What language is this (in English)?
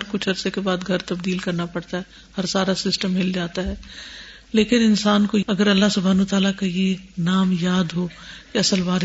Urdu